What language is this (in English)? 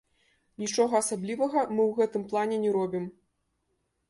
Belarusian